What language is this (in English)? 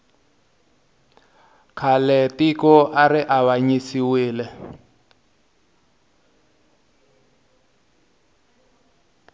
Tsonga